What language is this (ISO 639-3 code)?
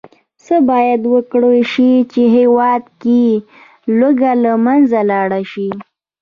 pus